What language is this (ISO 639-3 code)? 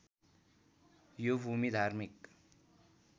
nep